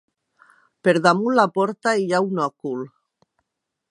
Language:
Catalan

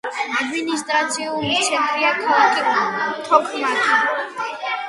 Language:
Georgian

